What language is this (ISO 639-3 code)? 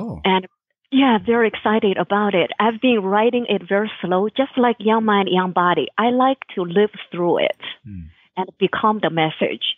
eng